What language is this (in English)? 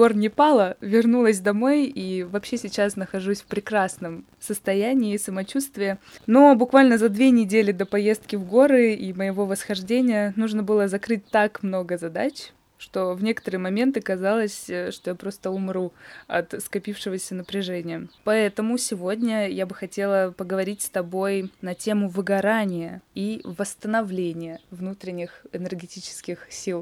Russian